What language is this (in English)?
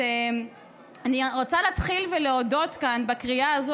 Hebrew